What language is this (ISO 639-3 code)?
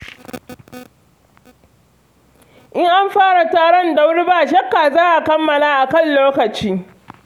hau